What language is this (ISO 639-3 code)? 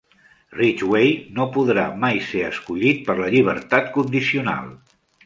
cat